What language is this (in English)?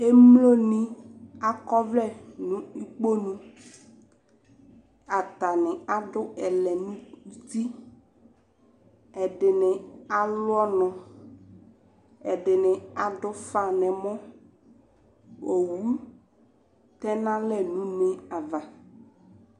Ikposo